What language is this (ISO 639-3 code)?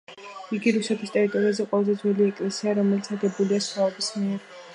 kat